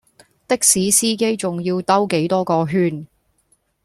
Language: Cantonese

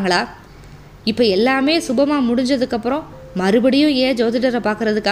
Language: Tamil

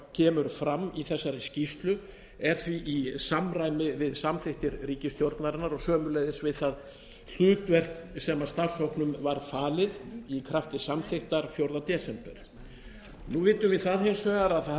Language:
Icelandic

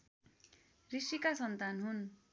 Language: Nepali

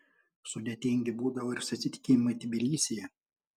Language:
Lithuanian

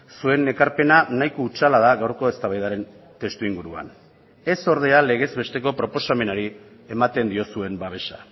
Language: Basque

